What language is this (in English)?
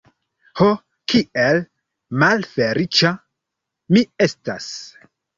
Esperanto